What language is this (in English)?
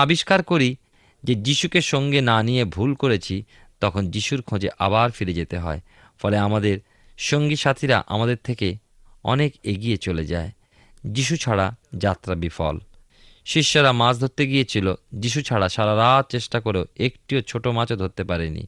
Bangla